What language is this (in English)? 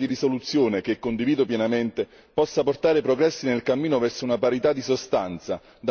Italian